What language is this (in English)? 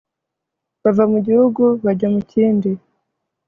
Kinyarwanda